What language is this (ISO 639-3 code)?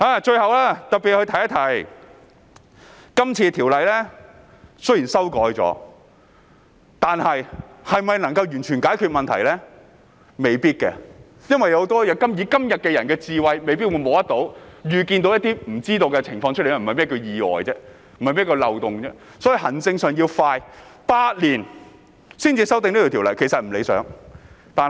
yue